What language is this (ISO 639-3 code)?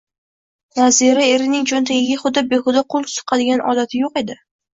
uzb